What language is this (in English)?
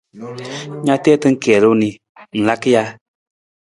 Nawdm